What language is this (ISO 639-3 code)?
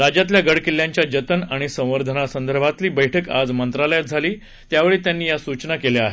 mar